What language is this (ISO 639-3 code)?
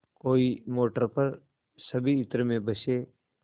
hin